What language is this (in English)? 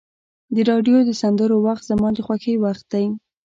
Pashto